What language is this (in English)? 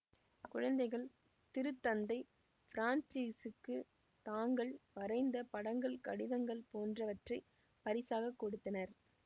Tamil